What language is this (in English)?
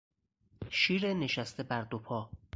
Persian